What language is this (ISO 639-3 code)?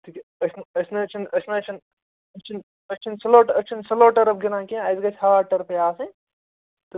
kas